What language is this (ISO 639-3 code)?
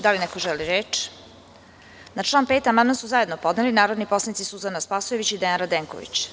srp